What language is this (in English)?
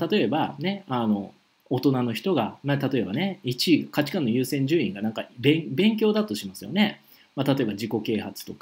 Japanese